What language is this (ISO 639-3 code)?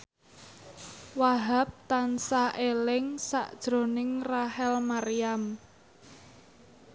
jav